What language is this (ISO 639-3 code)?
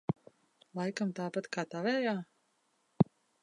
lav